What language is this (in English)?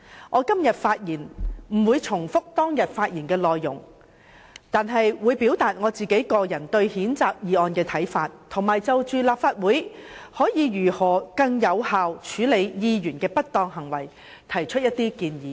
Cantonese